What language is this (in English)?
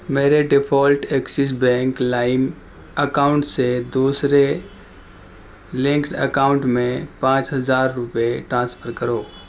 Urdu